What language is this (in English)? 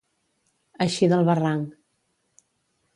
Catalan